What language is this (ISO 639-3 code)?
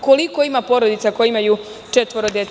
srp